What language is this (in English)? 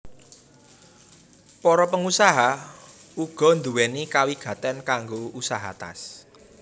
Javanese